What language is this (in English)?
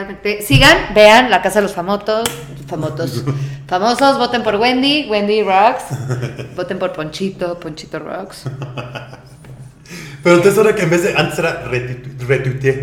Spanish